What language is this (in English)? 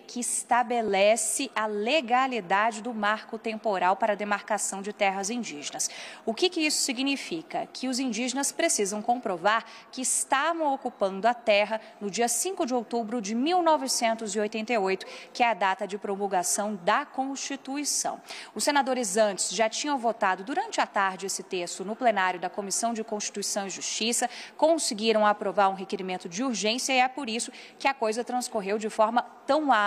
Portuguese